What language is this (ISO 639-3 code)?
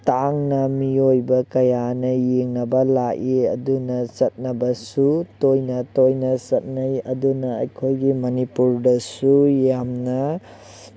mni